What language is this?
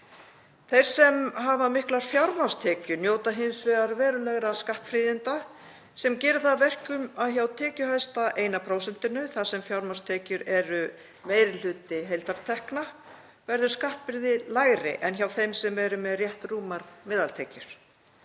Icelandic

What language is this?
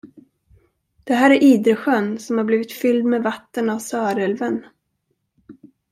Swedish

